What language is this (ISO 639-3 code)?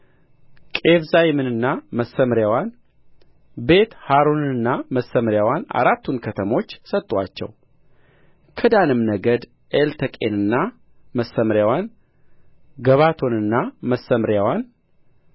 amh